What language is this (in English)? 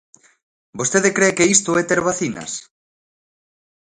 Galician